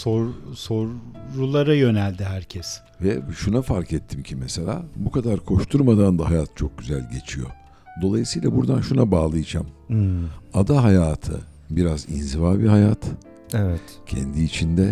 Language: Turkish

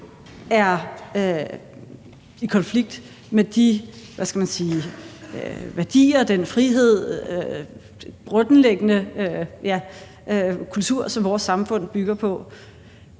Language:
Danish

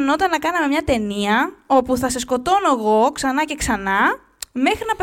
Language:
Greek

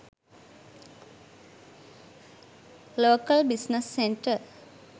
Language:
Sinhala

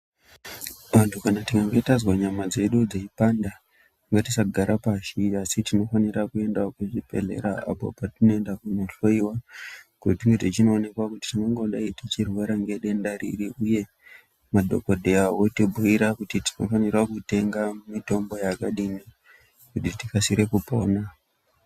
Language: Ndau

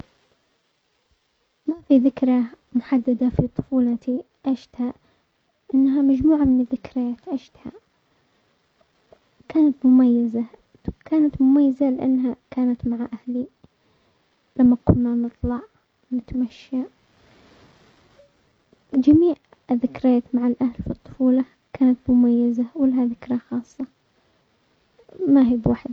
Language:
Omani Arabic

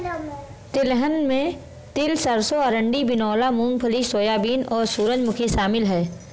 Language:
Hindi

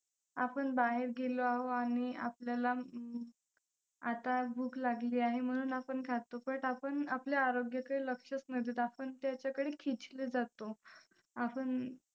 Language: Marathi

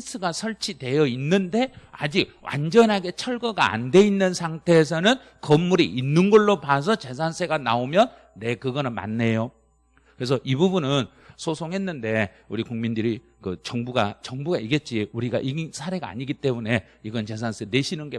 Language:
Korean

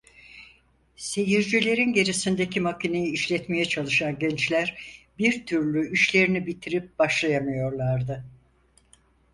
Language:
Turkish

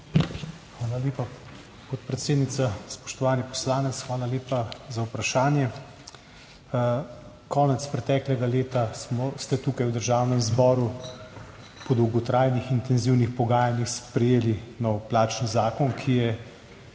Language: Slovenian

